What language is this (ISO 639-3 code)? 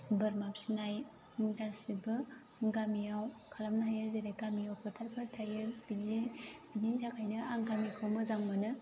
brx